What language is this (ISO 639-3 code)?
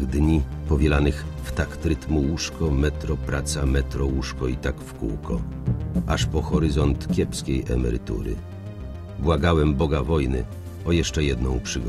pol